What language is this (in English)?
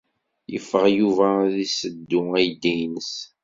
Kabyle